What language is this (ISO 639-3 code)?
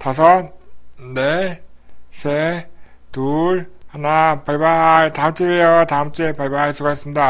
kor